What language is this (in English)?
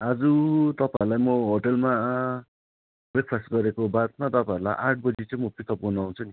Nepali